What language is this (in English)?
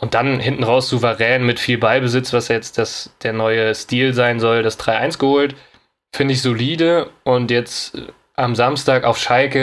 German